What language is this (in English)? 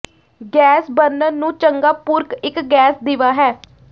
Punjabi